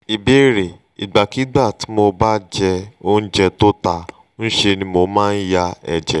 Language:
Yoruba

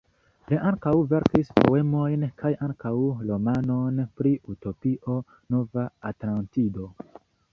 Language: Esperanto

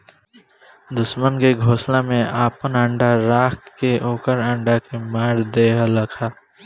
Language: Bhojpuri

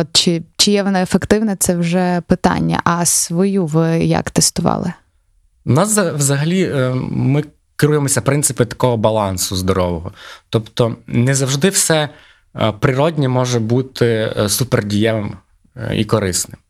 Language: Ukrainian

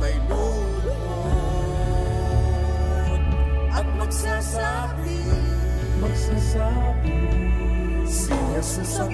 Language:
Indonesian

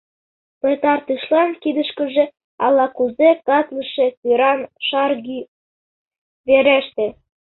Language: Mari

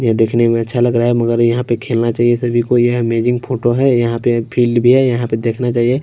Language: Hindi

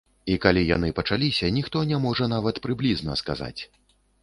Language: Belarusian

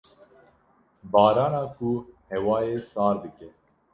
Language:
Kurdish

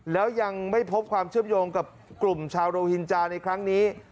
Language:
Thai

